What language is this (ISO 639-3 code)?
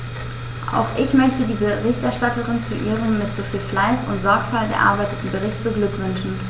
deu